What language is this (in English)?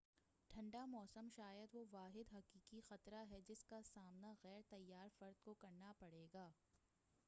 Urdu